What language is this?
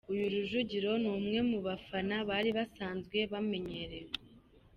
Kinyarwanda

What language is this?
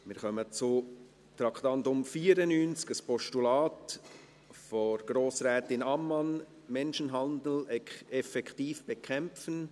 Swiss German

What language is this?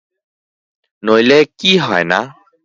Bangla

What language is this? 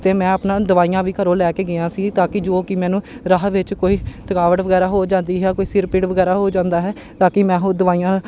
Punjabi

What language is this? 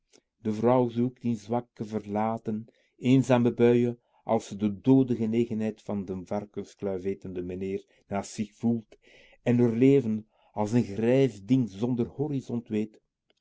Dutch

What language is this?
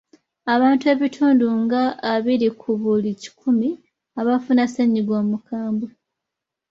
Ganda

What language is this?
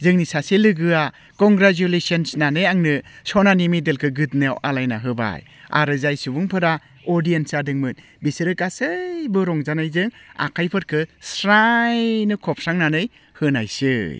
Bodo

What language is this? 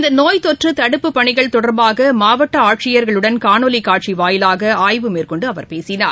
Tamil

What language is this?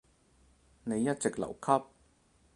Cantonese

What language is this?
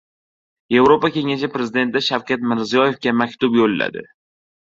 Uzbek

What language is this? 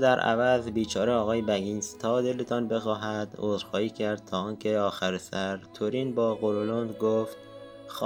Persian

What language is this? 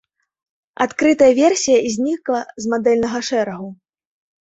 Belarusian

